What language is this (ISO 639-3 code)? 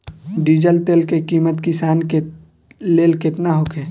bho